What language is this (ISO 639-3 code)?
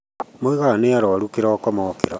kik